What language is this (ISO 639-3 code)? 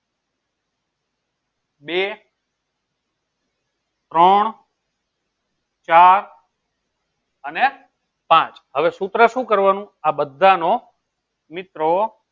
guj